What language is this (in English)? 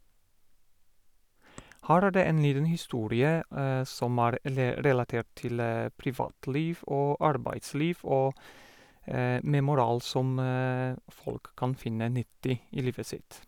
Norwegian